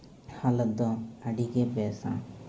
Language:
Santali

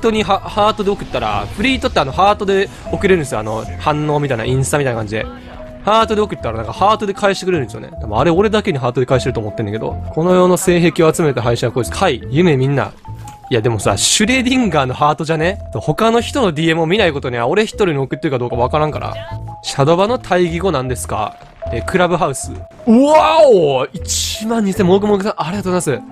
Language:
Japanese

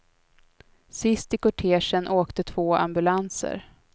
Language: Swedish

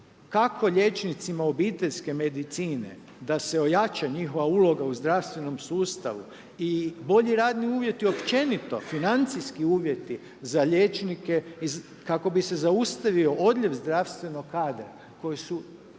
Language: Croatian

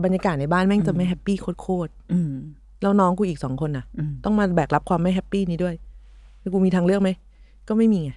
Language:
Thai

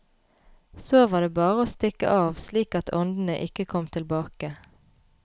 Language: Norwegian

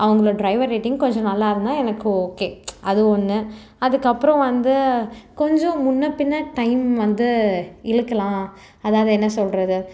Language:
Tamil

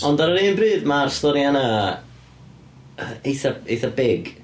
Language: Welsh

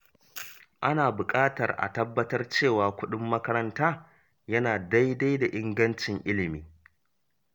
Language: Hausa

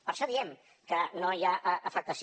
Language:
Catalan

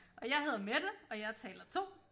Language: Danish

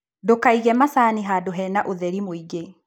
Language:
Kikuyu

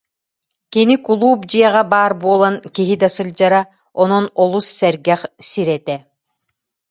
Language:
Yakut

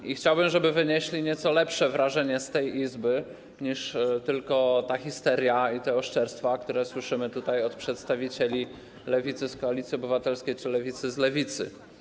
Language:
Polish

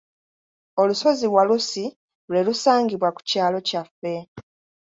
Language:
Ganda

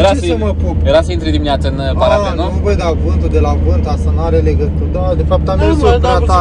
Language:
Romanian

